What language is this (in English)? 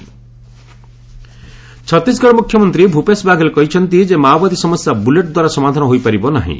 Odia